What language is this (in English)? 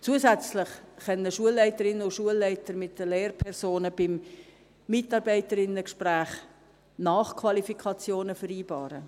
Swiss German